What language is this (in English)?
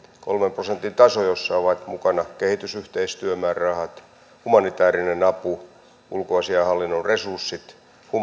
Finnish